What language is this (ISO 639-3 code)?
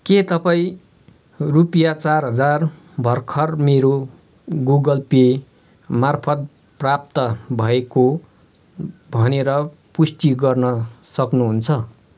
nep